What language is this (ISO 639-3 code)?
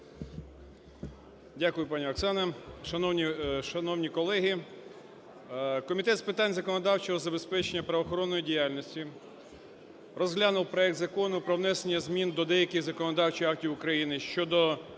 ukr